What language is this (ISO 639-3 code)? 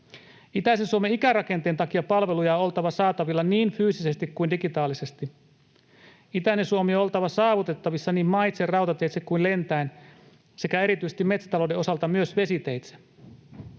fin